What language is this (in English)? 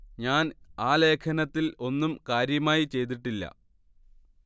Malayalam